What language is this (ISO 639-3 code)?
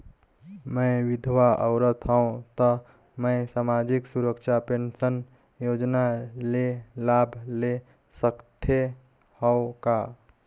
hne